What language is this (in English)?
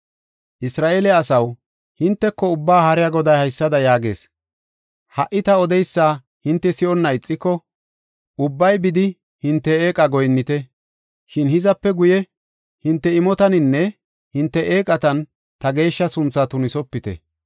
Gofa